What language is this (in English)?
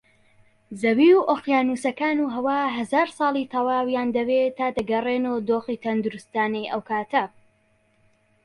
Central Kurdish